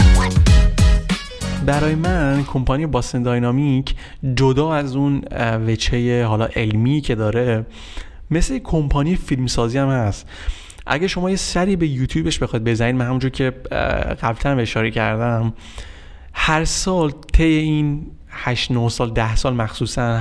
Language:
Persian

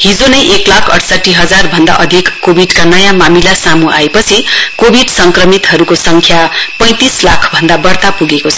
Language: Nepali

